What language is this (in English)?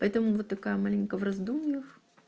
Russian